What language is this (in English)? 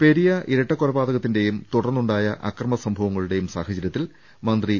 Malayalam